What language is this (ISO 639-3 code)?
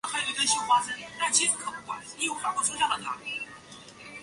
zho